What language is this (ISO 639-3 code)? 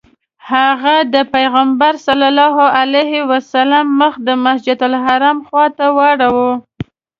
pus